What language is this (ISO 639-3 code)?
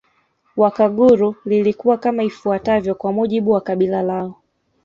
swa